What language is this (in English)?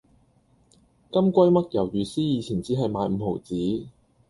Cantonese